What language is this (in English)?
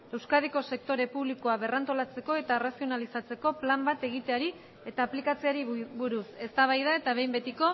Basque